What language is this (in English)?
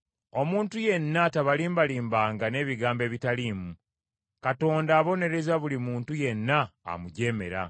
Ganda